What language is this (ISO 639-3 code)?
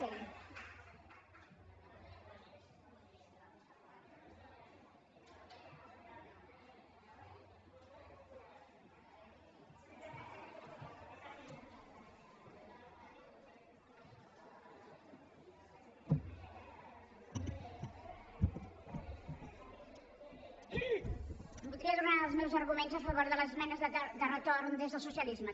cat